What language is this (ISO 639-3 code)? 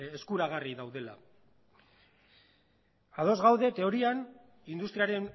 eus